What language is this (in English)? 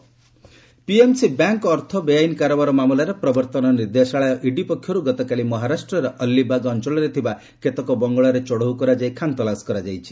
Odia